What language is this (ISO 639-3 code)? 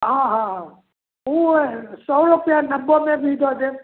mai